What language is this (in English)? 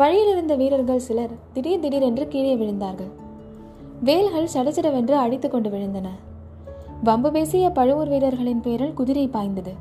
Tamil